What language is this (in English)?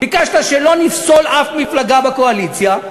Hebrew